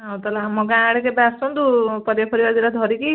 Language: Odia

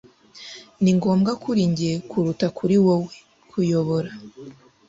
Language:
Kinyarwanda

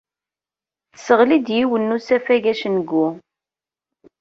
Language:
Kabyle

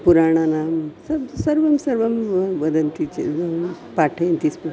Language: Sanskrit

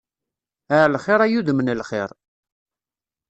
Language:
Kabyle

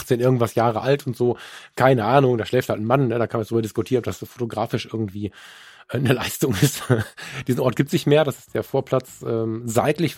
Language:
German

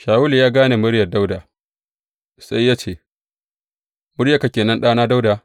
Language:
Hausa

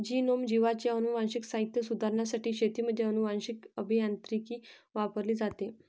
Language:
Marathi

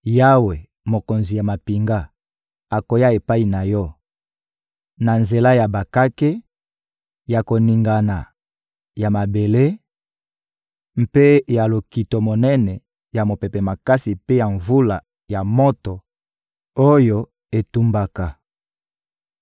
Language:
Lingala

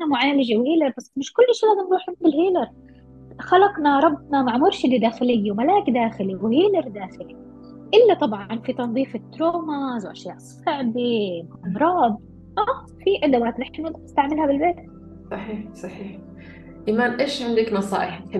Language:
Arabic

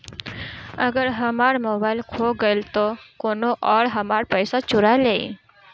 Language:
Bhojpuri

